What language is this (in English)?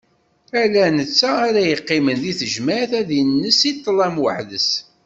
Kabyle